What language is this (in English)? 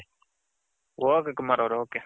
Kannada